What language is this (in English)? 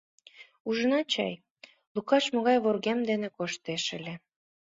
Mari